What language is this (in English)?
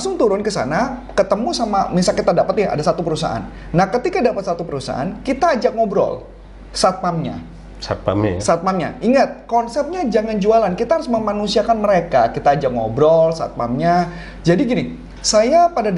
Indonesian